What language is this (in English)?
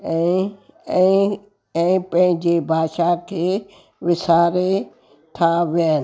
Sindhi